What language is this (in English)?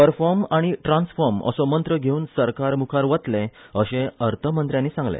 Konkani